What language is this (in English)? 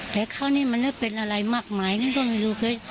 Thai